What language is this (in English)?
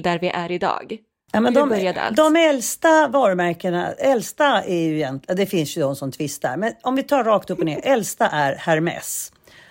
Swedish